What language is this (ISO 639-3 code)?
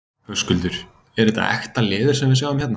isl